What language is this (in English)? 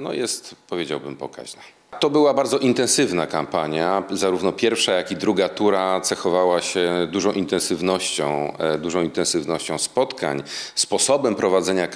Polish